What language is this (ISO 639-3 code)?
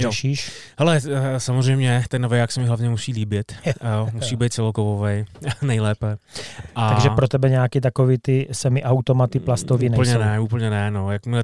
ces